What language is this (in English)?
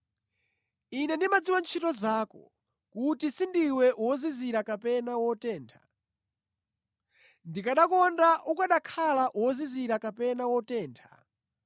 Nyanja